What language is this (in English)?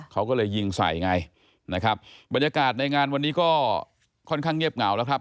Thai